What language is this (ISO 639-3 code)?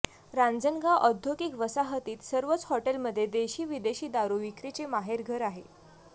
mar